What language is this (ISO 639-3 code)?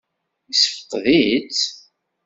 kab